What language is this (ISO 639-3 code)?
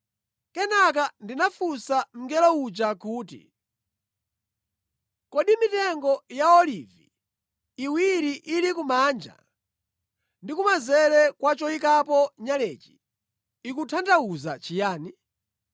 nya